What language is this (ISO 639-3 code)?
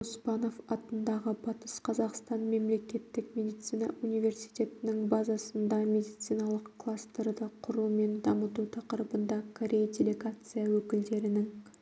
kaz